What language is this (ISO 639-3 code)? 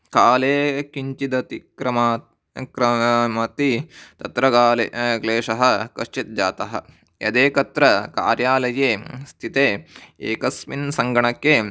san